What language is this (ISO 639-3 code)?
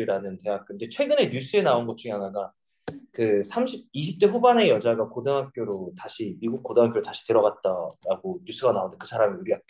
kor